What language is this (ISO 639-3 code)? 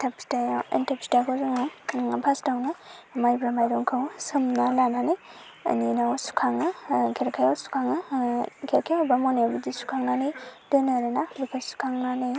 brx